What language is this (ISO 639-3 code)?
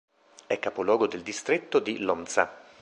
ita